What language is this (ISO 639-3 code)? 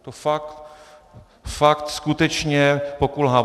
ces